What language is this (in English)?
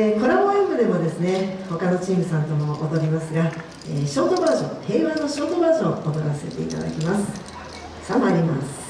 Japanese